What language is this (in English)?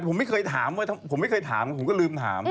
Thai